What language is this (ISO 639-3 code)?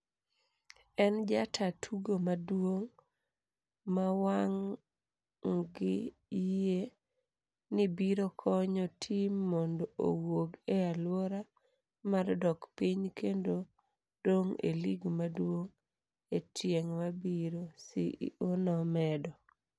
luo